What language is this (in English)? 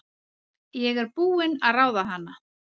Icelandic